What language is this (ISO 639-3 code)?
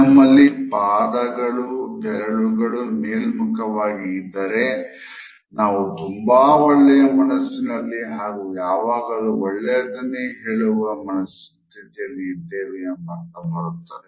kan